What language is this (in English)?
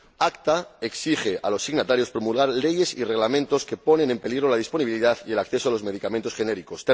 Spanish